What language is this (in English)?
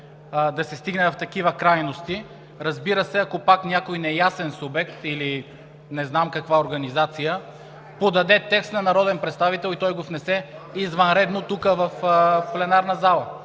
Bulgarian